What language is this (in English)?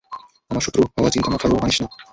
Bangla